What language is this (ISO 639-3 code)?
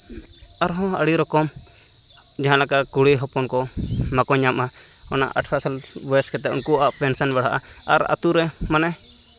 sat